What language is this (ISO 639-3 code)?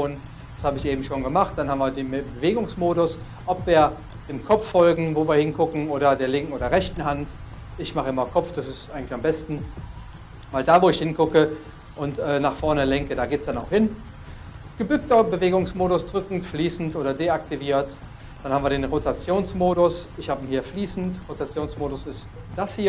deu